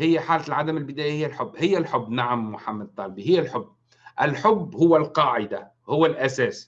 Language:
Arabic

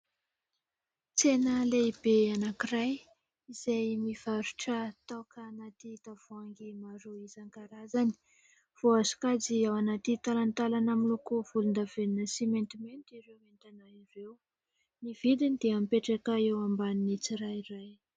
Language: Malagasy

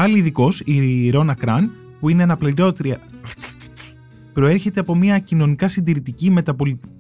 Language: Greek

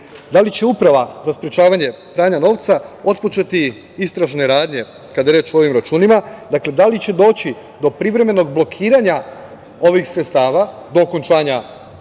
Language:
Serbian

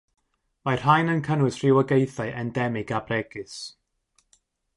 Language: Welsh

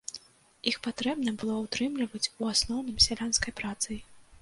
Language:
Belarusian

